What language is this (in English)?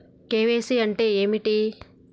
Telugu